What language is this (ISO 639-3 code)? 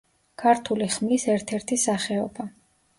kat